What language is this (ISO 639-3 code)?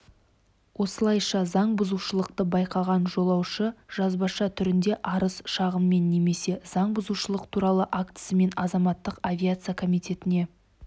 kaz